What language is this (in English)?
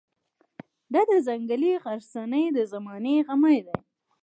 Pashto